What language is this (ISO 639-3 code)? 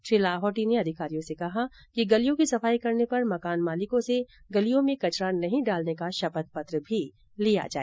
hin